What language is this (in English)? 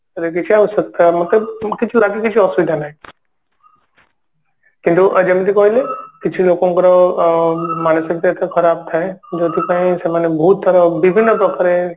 Odia